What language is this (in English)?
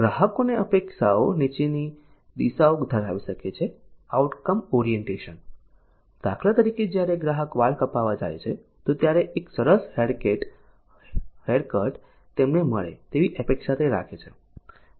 Gujarati